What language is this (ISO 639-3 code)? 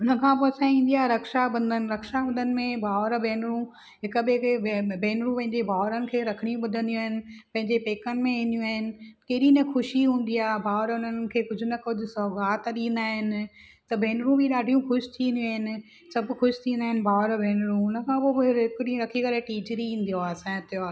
snd